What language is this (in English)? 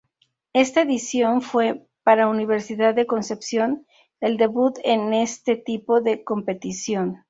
Spanish